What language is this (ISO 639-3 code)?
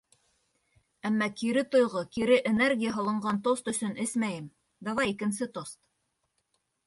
bak